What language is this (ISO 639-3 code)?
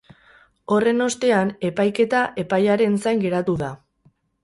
eus